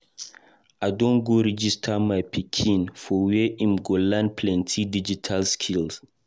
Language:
Nigerian Pidgin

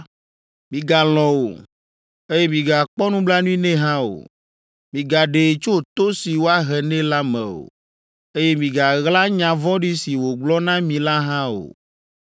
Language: Ewe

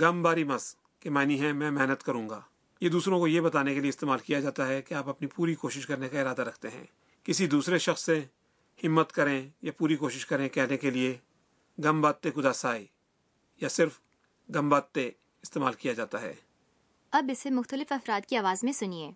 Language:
Urdu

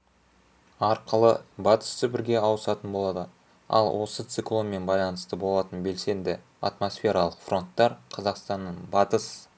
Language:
Kazakh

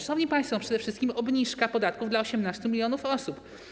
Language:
Polish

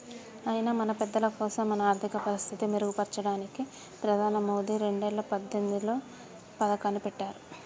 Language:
Telugu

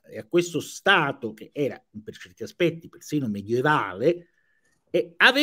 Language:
Italian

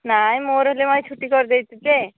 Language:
Odia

